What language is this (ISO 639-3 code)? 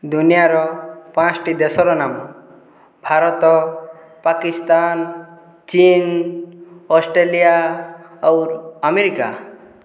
ori